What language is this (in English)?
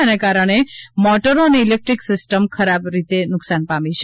Gujarati